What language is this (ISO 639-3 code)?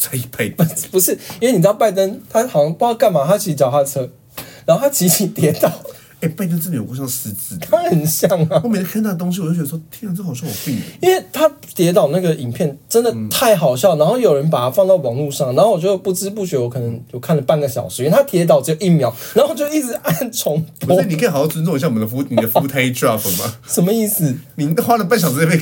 zho